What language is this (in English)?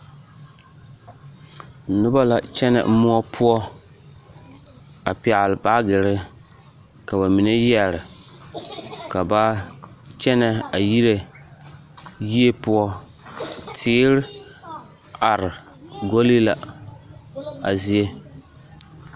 Southern Dagaare